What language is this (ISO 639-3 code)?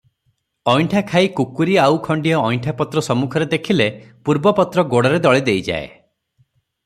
ori